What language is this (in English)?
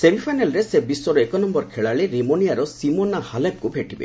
Odia